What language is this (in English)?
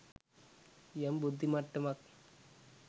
Sinhala